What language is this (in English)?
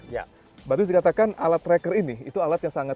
Indonesian